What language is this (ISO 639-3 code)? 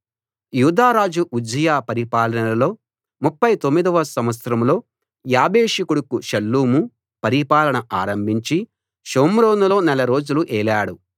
tel